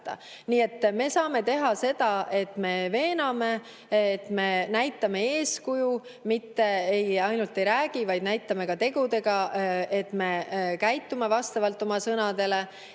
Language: Estonian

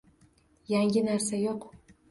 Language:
Uzbek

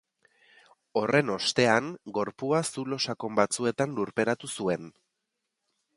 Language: Basque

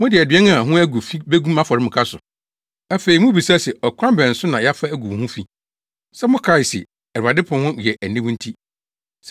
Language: Akan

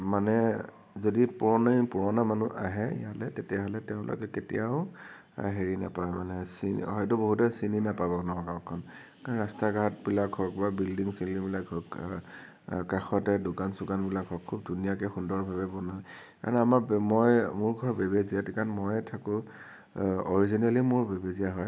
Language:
Assamese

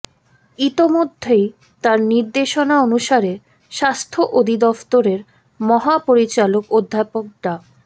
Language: Bangla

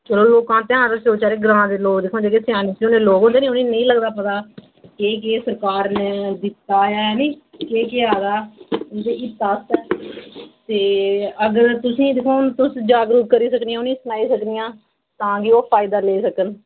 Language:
Dogri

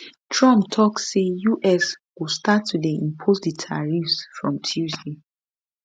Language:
Nigerian Pidgin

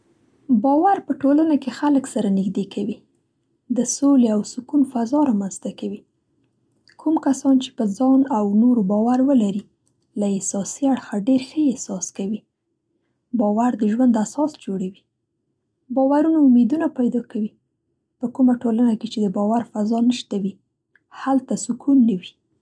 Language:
Central Pashto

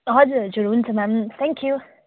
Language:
Nepali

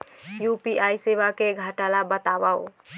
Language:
Chhattisgarhi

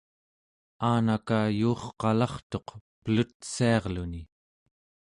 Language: Central Yupik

